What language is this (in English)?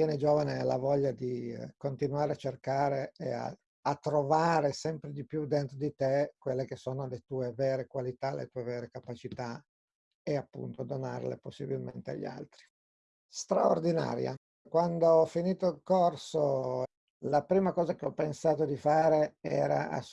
Italian